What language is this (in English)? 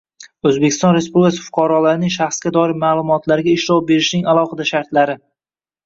Uzbek